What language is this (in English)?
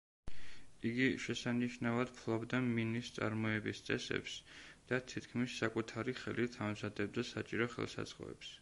Georgian